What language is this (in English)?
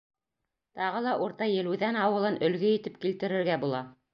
Bashkir